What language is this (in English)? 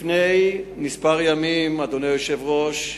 Hebrew